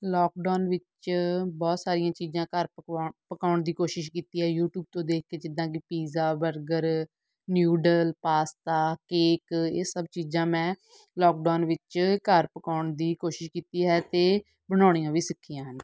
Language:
Punjabi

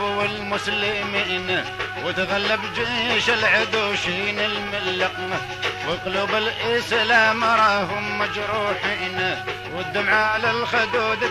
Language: Arabic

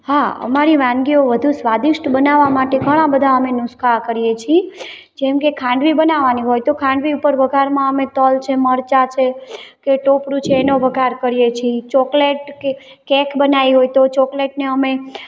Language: Gujarati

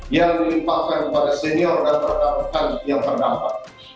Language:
Indonesian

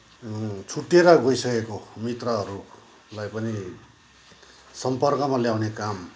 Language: Nepali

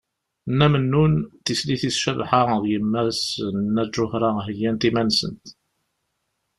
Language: Kabyle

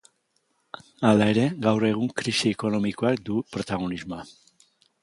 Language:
Basque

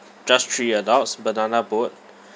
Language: English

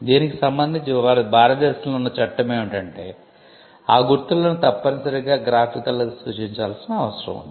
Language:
Telugu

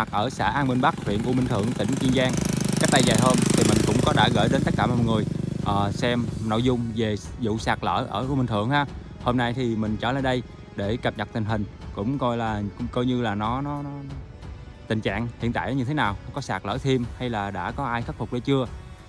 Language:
Vietnamese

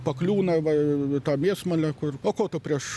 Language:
Lithuanian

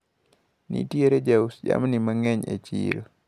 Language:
Luo (Kenya and Tanzania)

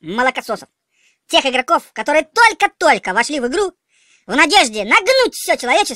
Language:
Russian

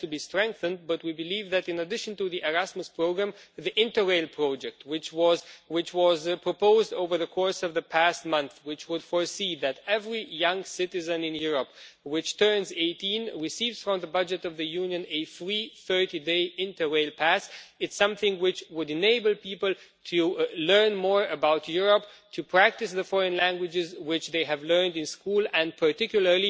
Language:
English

